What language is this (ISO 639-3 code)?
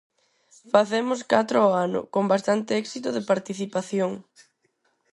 glg